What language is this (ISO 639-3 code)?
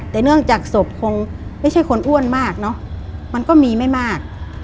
tha